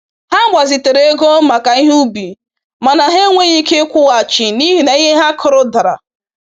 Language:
Igbo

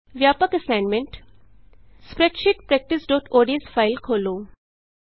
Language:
Punjabi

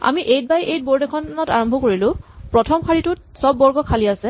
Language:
Assamese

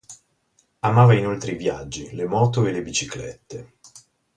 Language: Italian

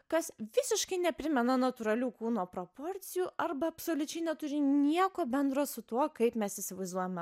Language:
Lithuanian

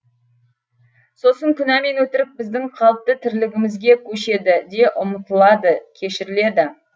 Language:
Kazakh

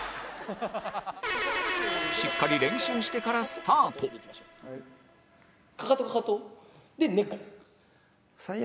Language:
Japanese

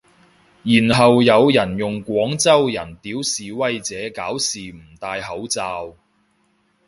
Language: Cantonese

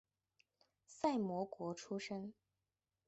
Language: Chinese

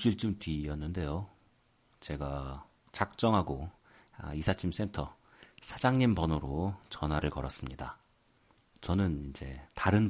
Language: Korean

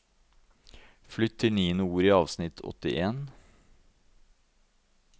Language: Norwegian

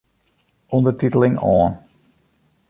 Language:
Western Frisian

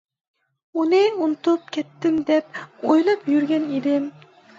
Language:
Uyghur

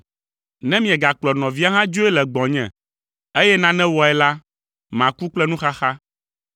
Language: Ewe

